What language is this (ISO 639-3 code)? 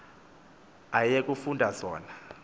xho